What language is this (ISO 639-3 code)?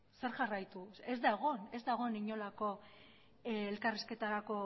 eus